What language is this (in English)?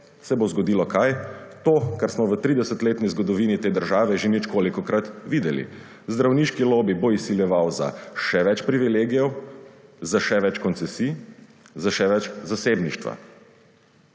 Slovenian